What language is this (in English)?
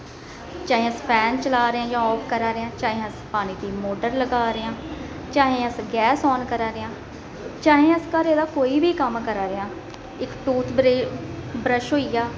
Dogri